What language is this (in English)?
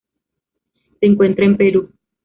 Spanish